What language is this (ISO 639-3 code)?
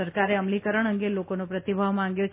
guj